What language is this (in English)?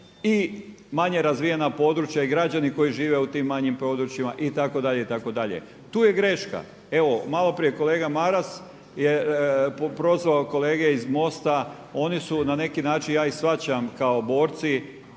Croatian